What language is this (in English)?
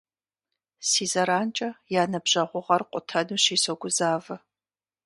Kabardian